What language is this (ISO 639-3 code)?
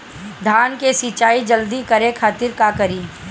bho